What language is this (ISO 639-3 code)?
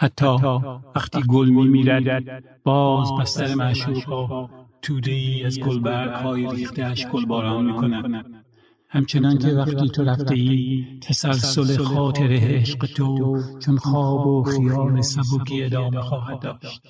fas